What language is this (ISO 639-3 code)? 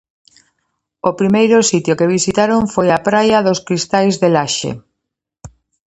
glg